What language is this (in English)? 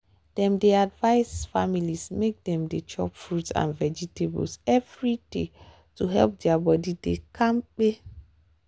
Nigerian Pidgin